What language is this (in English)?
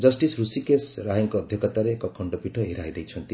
Odia